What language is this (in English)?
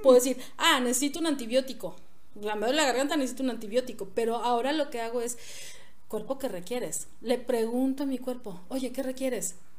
Spanish